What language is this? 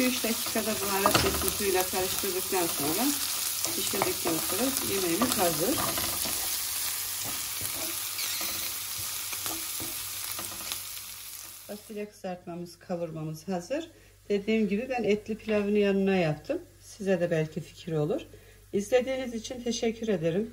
Turkish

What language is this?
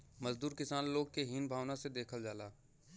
Bhojpuri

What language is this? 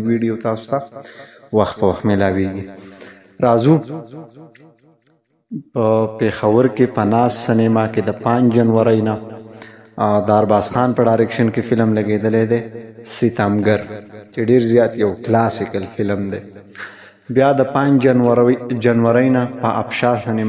Arabic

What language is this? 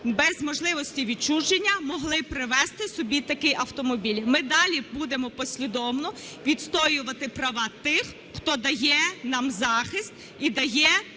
Ukrainian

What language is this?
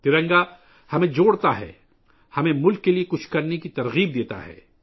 Urdu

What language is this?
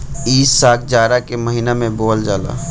Bhojpuri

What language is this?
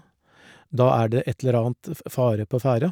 Norwegian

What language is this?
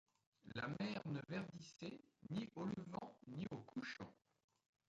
French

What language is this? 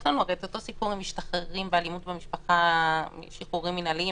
Hebrew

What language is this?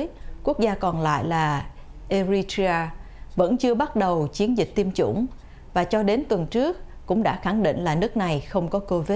Vietnamese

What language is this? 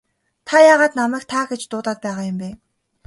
Mongolian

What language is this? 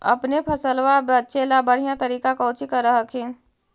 Magahi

